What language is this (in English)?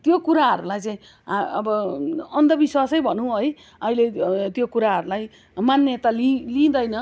Nepali